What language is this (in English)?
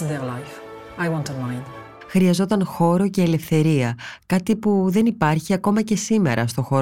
Greek